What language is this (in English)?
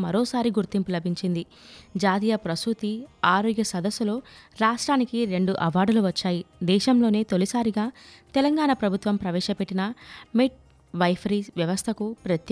Telugu